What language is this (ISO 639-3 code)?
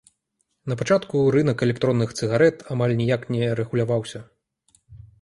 bel